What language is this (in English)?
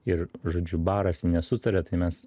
Lithuanian